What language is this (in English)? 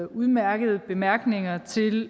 Danish